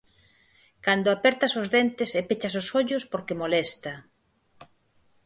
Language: Galician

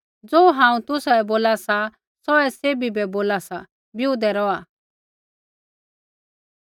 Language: Kullu Pahari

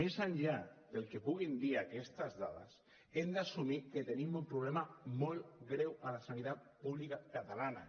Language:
Catalan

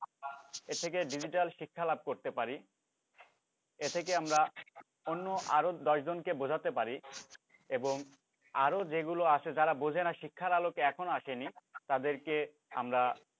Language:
Bangla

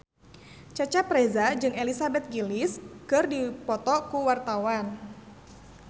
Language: Sundanese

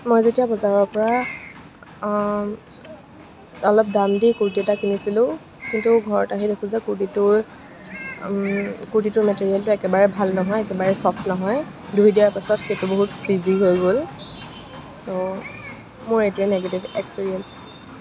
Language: Assamese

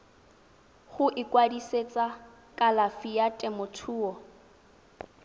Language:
Tswana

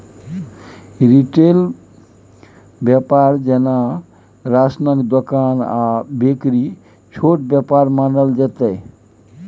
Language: Maithili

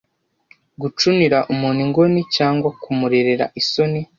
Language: Kinyarwanda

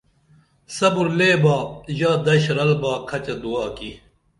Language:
Dameli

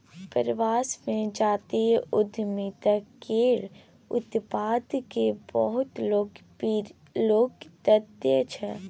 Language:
Maithili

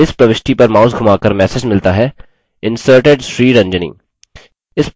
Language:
Hindi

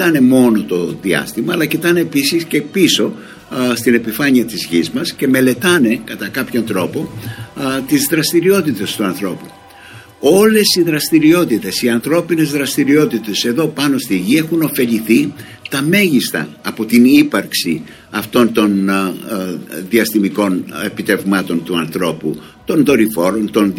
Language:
Greek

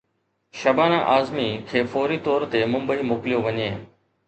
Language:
Sindhi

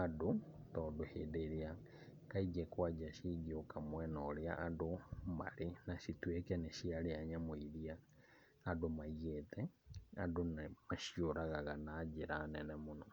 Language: Kikuyu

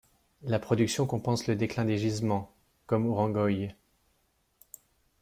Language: French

